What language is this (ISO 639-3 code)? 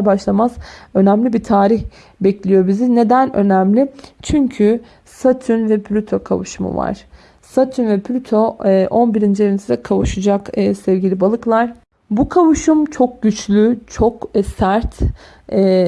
tur